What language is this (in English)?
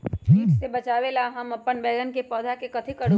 Magahi